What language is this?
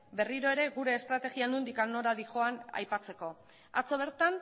Basque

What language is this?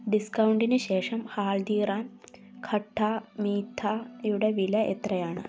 Malayalam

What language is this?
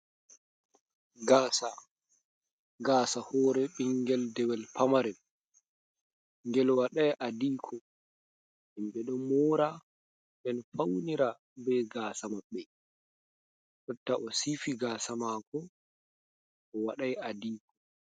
Fula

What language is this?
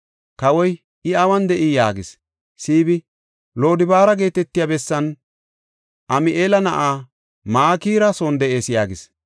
Gofa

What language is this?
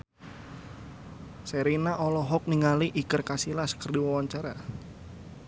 Sundanese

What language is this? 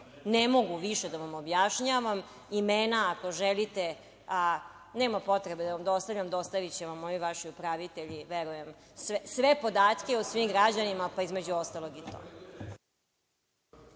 Serbian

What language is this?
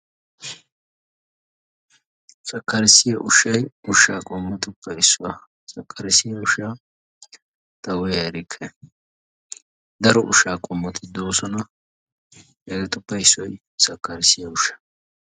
Wolaytta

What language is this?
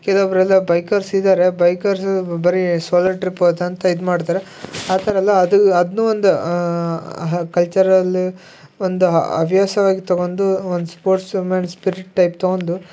Kannada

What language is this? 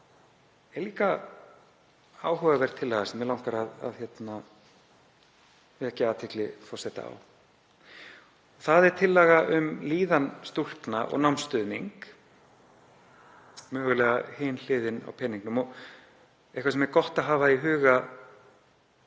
Icelandic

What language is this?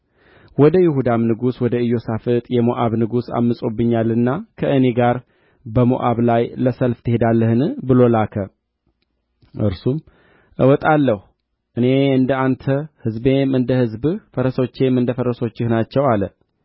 Amharic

